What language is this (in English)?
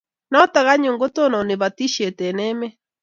Kalenjin